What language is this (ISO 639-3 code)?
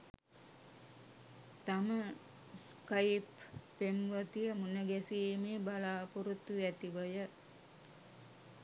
sin